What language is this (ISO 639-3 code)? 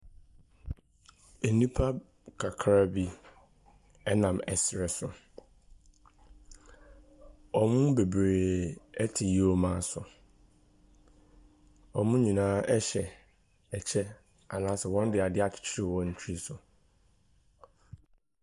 aka